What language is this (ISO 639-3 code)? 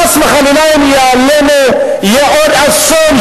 heb